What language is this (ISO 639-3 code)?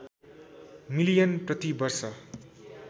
nep